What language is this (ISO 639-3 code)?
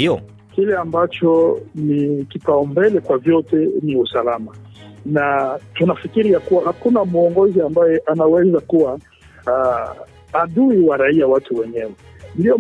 swa